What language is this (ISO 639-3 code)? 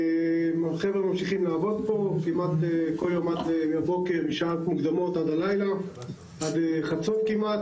heb